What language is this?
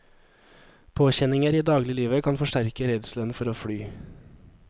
Norwegian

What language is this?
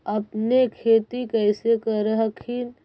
Magahi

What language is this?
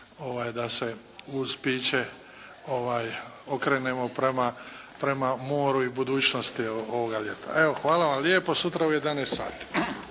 Croatian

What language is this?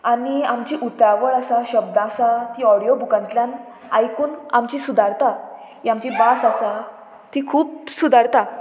Konkani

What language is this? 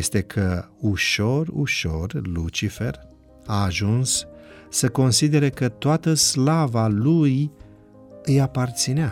Romanian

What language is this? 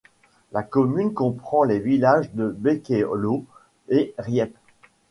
French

